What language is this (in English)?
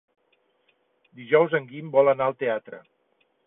Catalan